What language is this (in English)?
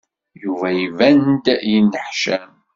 Kabyle